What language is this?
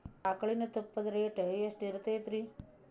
Kannada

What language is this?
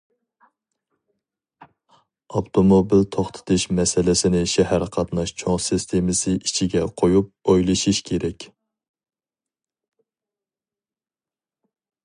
Uyghur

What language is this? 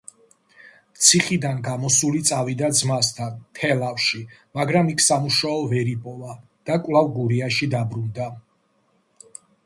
Georgian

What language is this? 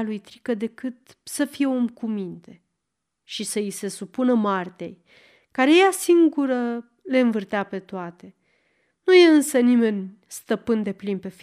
Romanian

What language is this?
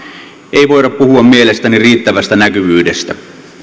Finnish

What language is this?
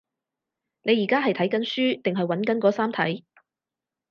Cantonese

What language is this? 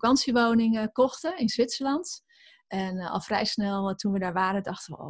Dutch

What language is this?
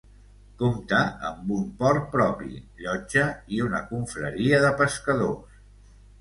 Catalan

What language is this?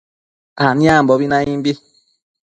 Matsés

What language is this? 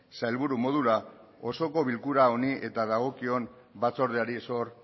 Basque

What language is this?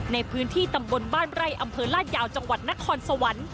Thai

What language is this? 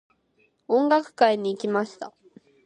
Japanese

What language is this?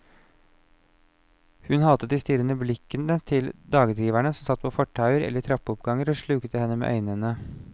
Norwegian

